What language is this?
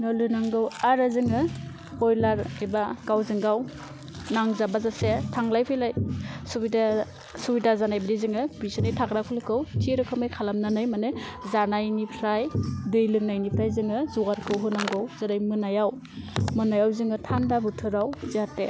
Bodo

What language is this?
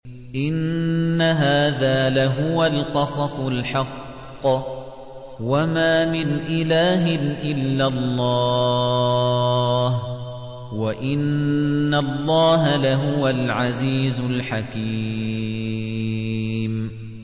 Arabic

